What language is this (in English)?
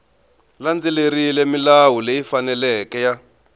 Tsonga